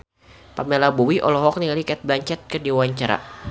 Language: Sundanese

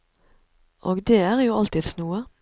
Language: Norwegian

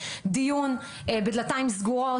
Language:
Hebrew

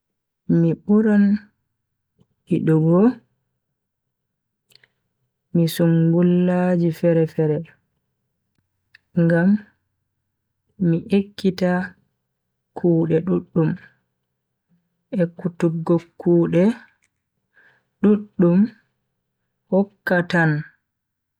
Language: Bagirmi Fulfulde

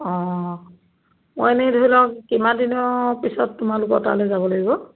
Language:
Assamese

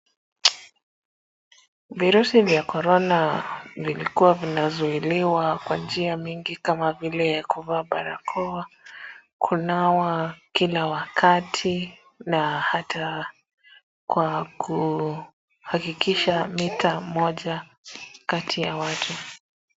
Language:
Swahili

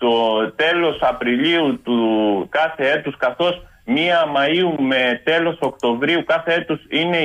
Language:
Greek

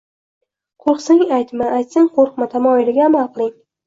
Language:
Uzbek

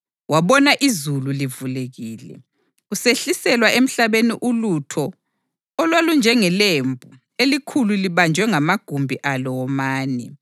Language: North Ndebele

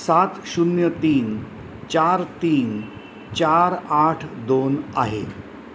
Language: Marathi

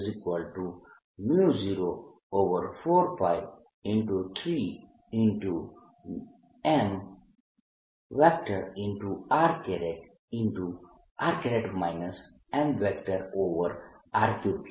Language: Gujarati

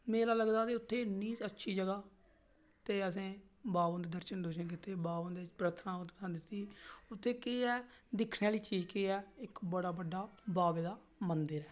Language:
Dogri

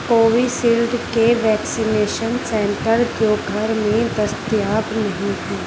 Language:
Urdu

